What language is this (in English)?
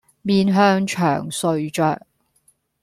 Cantonese